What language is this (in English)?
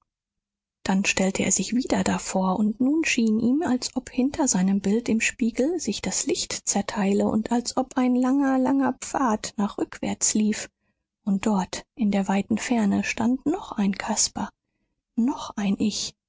German